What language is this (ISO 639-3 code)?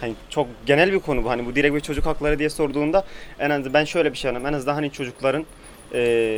tur